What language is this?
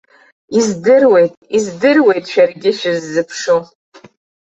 Abkhazian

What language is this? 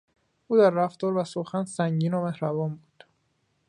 Persian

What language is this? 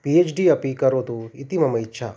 Sanskrit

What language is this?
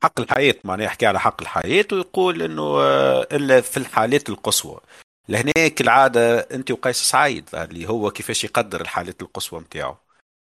Arabic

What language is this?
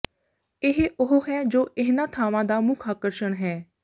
Punjabi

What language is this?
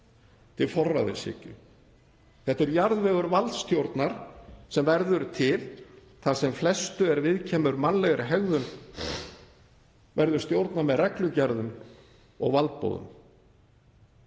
Icelandic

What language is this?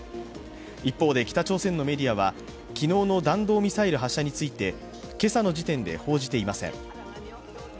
Japanese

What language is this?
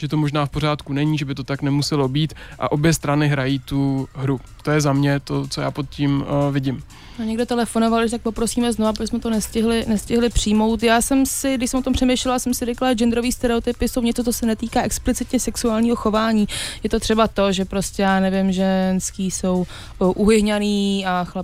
Czech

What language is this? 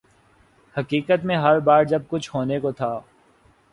Urdu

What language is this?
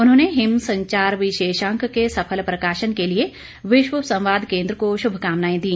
Hindi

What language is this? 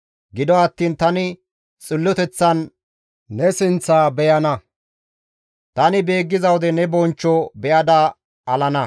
Gamo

